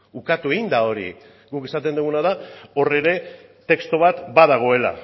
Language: Basque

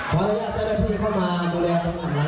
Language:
Thai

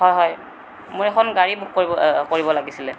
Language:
Assamese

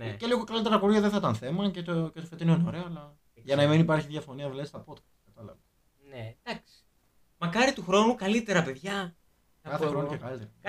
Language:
Greek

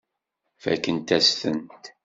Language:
Kabyle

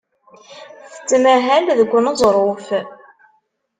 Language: Kabyle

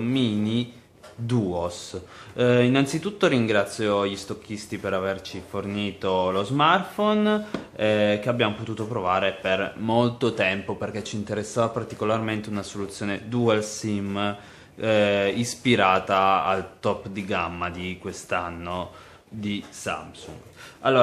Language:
Italian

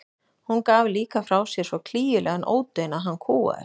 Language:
Icelandic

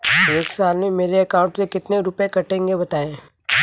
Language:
Hindi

